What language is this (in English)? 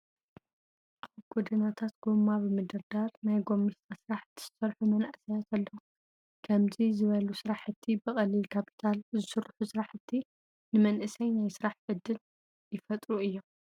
Tigrinya